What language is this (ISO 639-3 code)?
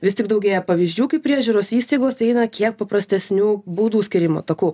lit